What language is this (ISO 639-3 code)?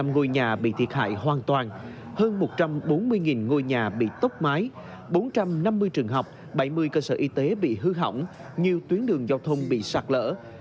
vie